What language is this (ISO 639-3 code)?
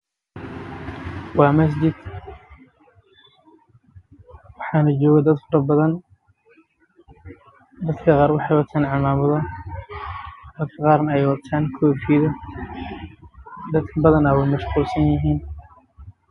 som